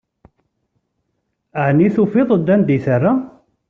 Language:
Kabyle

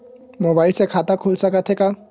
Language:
Chhattisgarhi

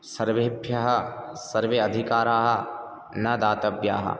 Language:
Sanskrit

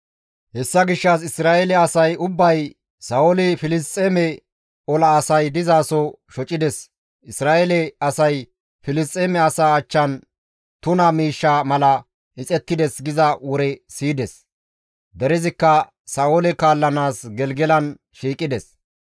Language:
Gamo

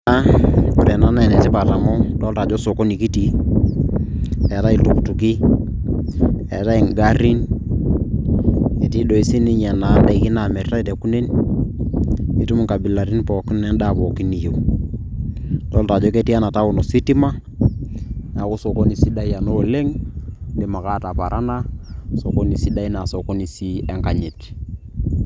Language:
Masai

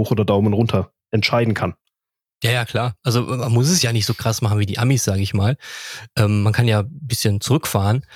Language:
German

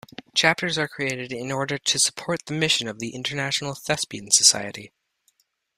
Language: English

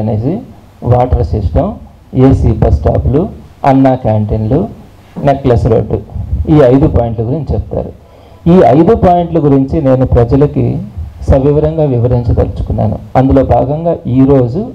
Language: Telugu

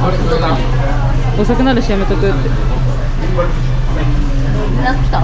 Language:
Japanese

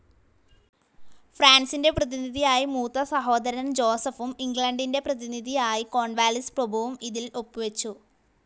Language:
Malayalam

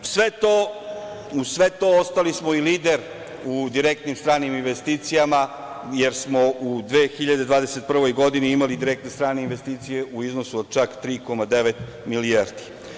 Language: Serbian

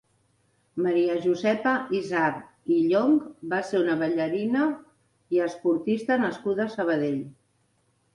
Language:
Catalan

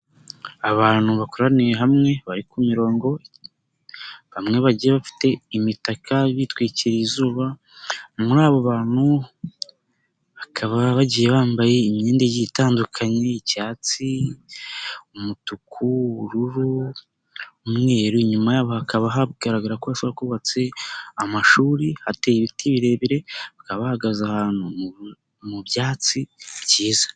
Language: Kinyarwanda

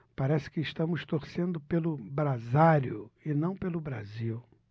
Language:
Portuguese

